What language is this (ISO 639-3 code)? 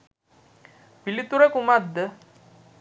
sin